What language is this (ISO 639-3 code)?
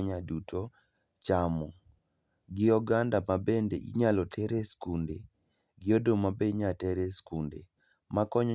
luo